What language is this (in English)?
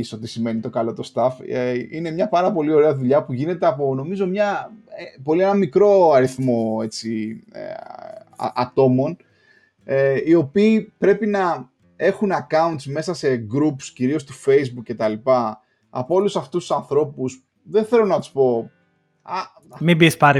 Greek